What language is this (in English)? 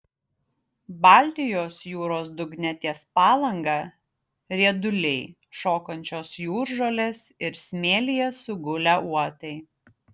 Lithuanian